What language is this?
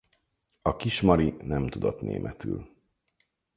Hungarian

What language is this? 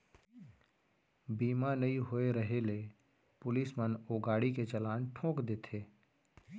Chhattisgarhi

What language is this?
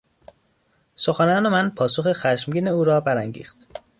Persian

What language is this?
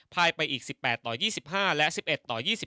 Thai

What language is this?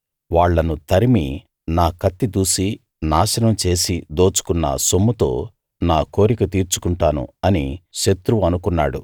Telugu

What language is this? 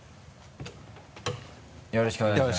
Japanese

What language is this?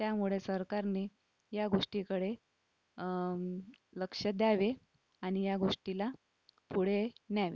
Marathi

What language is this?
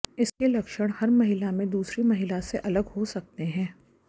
Hindi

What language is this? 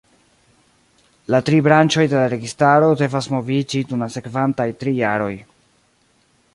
Esperanto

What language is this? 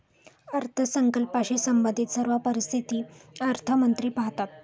Marathi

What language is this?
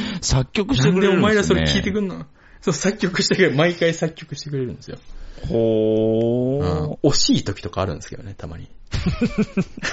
Japanese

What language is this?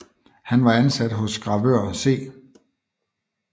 Danish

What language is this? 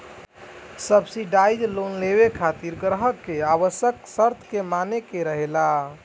Bhojpuri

